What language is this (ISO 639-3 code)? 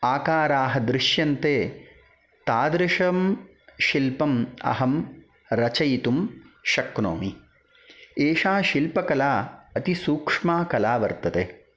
san